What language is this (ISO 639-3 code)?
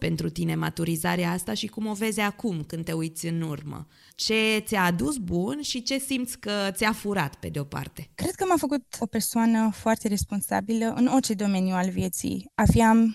ron